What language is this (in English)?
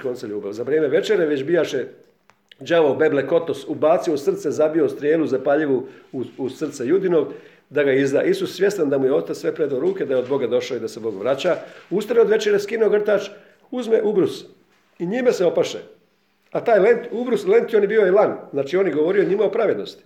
Croatian